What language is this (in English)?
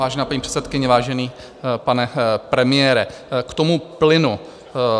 Czech